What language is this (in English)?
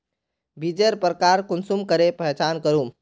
Magahi